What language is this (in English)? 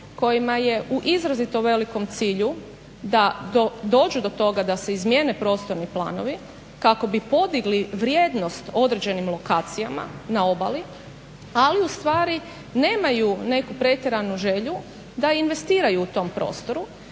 Croatian